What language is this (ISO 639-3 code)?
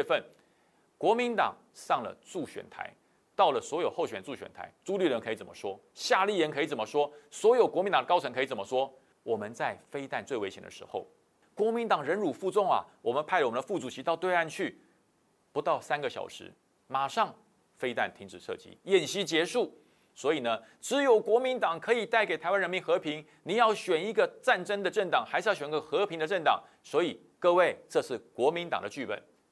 zho